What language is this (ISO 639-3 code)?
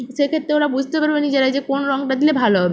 ben